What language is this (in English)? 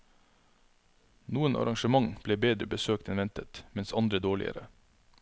Norwegian